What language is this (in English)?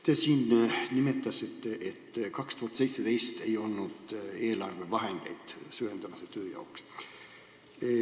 Estonian